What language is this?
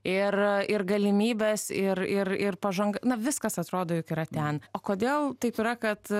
Lithuanian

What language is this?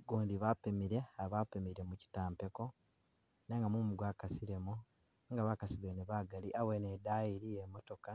Masaaba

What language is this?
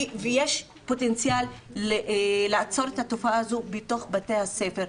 Hebrew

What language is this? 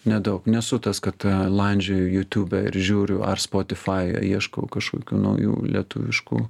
Lithuanian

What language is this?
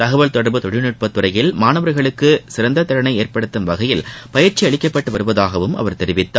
Tamil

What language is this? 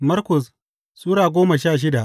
Hausa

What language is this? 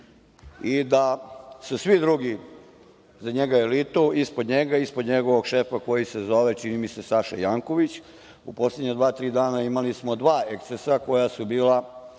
Serbian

